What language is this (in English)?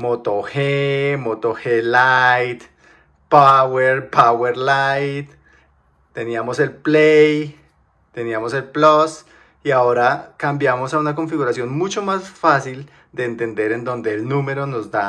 Spanish